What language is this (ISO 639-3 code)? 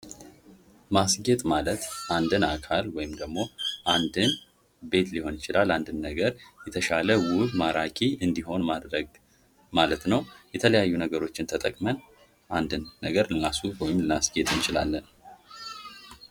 amh